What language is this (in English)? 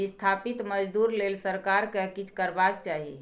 Maithili